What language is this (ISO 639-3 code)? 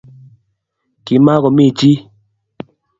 kln